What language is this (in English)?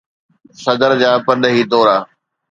Sindhi